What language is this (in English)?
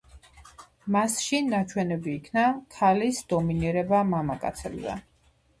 Georgian